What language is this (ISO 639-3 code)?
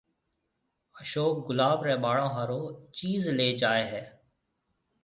mve